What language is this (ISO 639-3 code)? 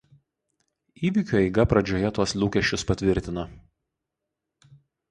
lit